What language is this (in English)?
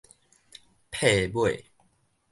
Min Nan Chinese